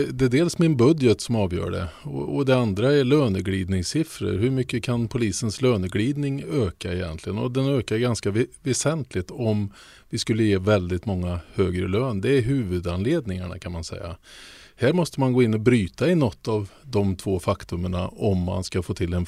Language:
Swedish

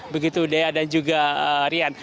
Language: Indonesian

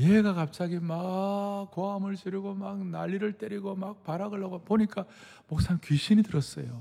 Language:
Korean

